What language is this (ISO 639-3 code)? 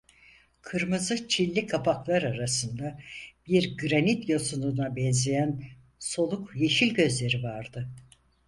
tur